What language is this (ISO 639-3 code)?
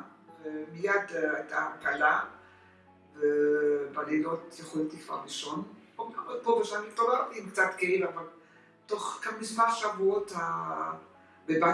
nld